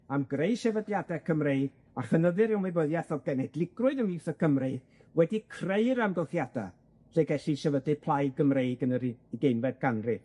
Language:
Welsh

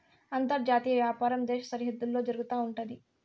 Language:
Telugu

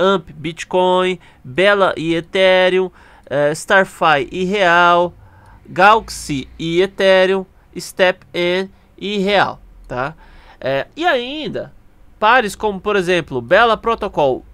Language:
Portuguese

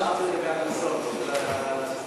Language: Hebrew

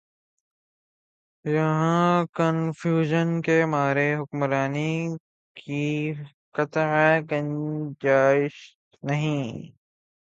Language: Urdu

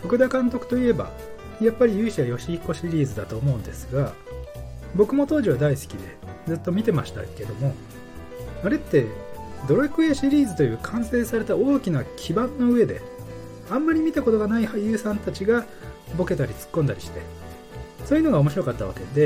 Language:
Japanese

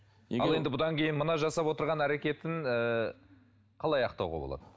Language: Kazakh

